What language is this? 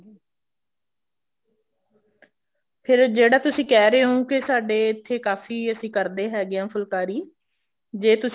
Punjabi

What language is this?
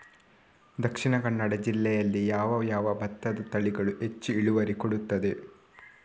Kannada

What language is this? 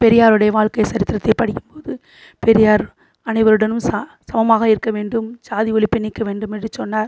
Tamil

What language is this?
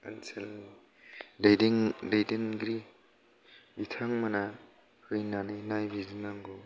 Bodo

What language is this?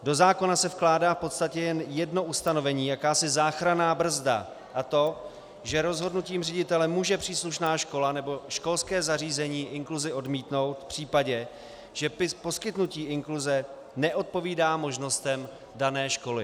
Czech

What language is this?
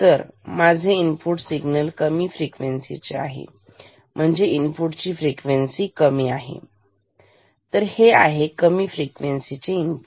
Marathi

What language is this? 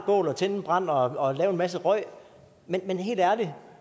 Danish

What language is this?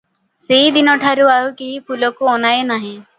Odia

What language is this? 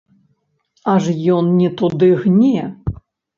Belarusian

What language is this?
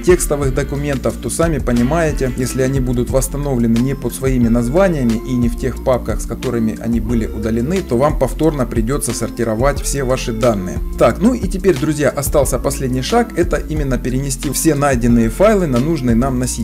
Russian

